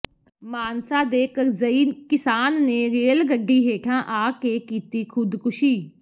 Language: Punjabi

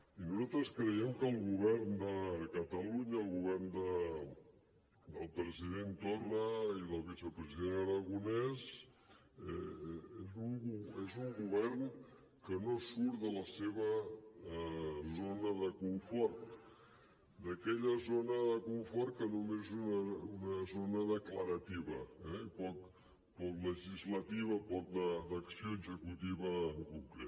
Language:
Catalan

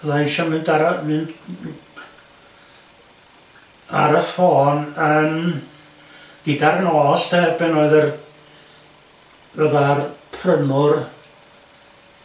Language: Welsh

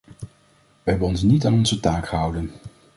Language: Dutch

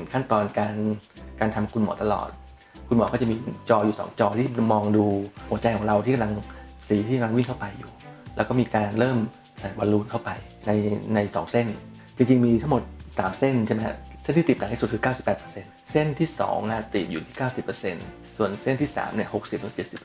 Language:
Thai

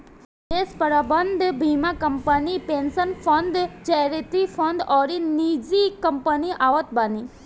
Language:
Bhojpuri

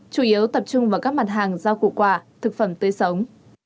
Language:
Vietnamese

